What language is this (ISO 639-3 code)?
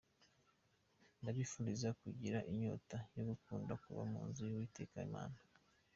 kin